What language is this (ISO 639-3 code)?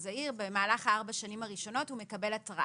heb